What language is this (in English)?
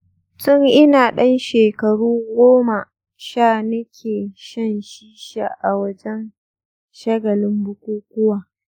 Hausa